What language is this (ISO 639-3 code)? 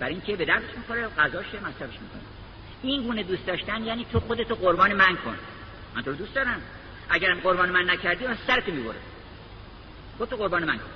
fas